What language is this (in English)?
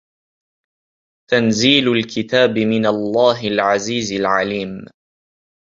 Arabic